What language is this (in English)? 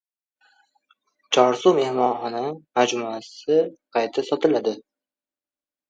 Uzbek